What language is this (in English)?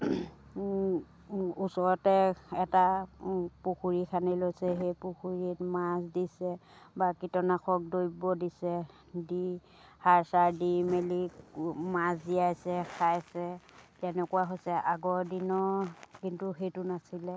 Assamese